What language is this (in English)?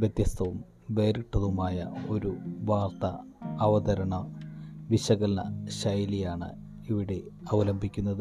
Malayalam